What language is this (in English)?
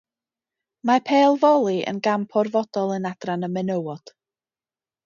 Welsh